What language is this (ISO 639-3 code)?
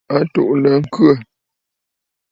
bfd